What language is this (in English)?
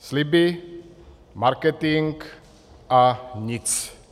Czech